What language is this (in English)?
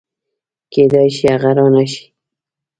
Pashto